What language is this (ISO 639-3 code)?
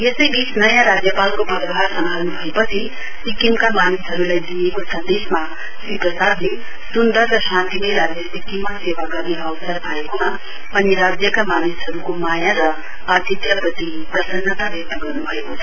nep